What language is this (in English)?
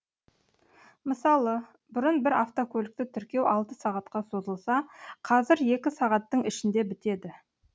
Kazakh